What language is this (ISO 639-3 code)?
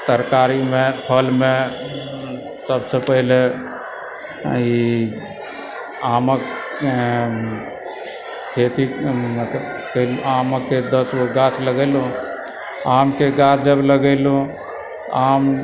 mai